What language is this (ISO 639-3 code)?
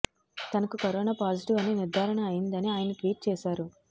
tel